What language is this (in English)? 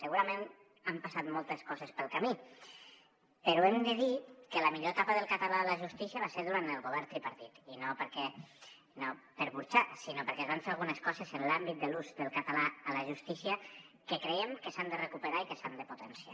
Catalan